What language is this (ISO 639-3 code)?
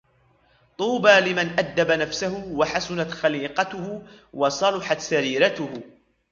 ara